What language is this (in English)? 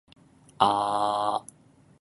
Japanese